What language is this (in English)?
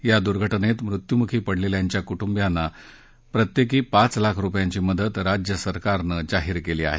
Marathi